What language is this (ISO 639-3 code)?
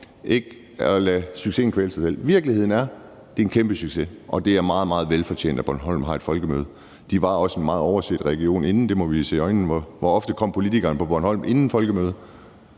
dan